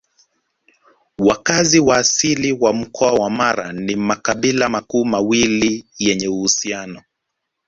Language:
Swahili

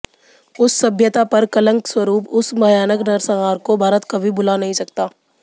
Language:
Hindi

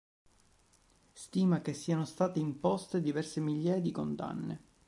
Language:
Italian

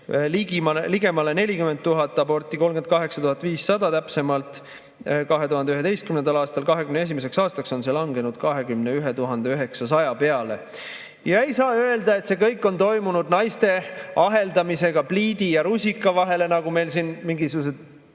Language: Estonian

